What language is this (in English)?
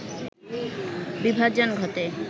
Bangla